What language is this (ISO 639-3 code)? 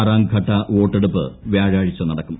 mal